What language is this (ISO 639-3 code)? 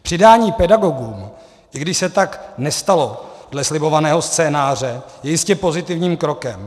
ces